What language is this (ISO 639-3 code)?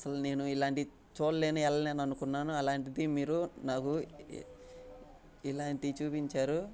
tel